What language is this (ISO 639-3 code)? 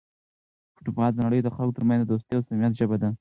pus